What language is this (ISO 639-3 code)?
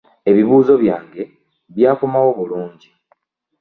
lug